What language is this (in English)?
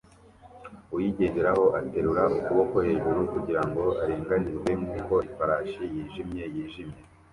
Kinyarwanda